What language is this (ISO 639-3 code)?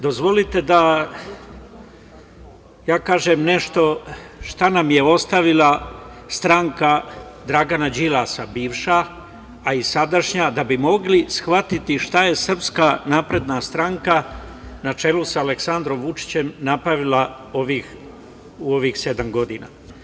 srp